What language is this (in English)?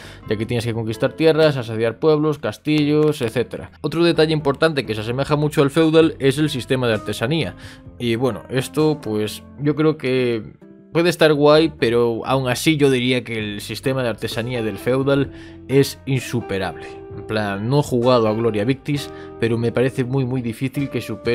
Spanish